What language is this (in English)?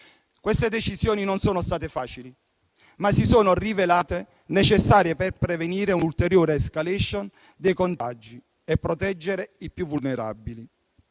Italian